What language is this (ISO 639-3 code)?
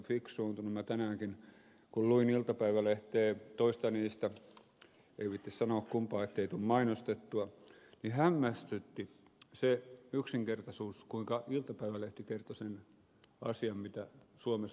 fin